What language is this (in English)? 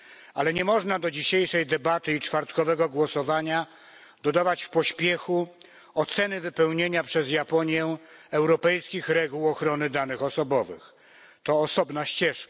Polish